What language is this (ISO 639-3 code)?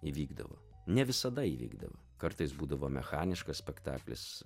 lit